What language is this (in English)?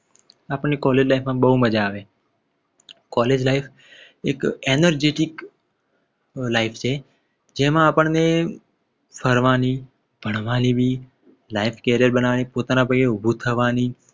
Gujarati